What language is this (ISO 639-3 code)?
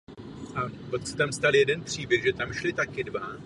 ces